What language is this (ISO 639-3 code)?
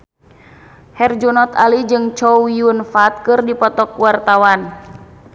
sun